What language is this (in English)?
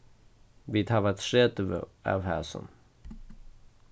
Faroese